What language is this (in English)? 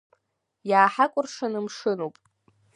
Abkhazian